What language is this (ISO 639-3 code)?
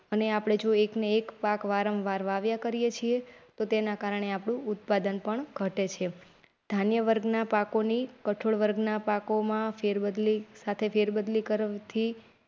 guj